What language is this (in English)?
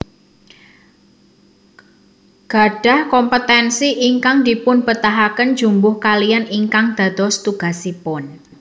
Javanese